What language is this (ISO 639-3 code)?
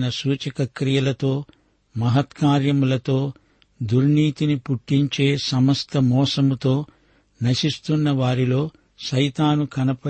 tel